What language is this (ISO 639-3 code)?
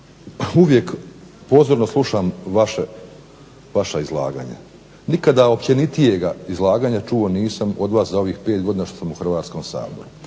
hrv